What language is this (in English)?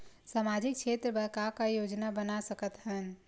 Chhattisgarhi